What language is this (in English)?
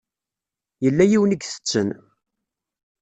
Kabyle